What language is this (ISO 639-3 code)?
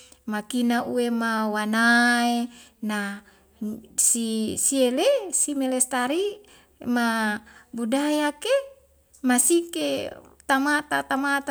weo